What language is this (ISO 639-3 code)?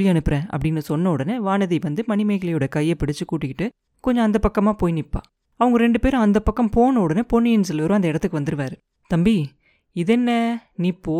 tam